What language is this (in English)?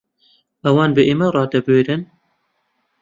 Central Kurdish